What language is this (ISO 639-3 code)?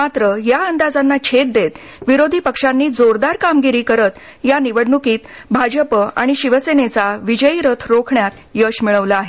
mar